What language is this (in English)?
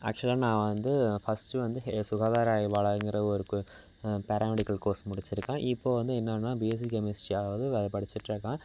Tamil